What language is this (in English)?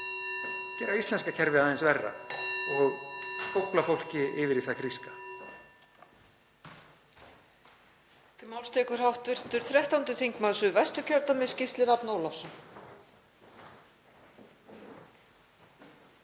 Icelandic